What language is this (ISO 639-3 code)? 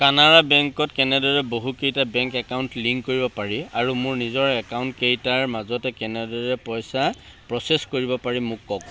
asm